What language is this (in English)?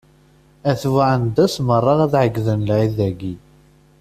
Kabyle